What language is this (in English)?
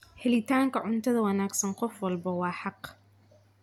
Somali